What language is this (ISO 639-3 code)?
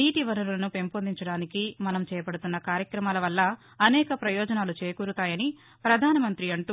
tel